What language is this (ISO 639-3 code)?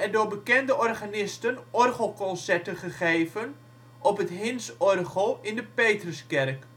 nld